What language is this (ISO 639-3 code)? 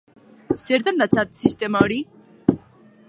eus